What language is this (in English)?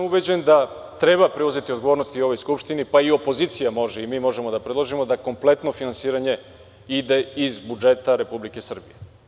Serbian